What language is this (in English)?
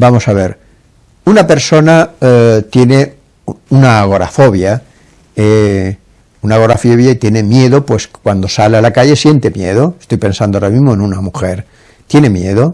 Spanish